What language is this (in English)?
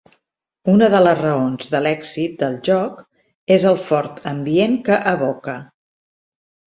Catalan